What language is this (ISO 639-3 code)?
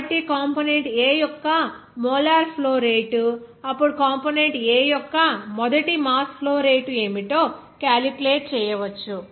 tel